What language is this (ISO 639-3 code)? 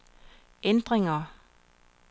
dan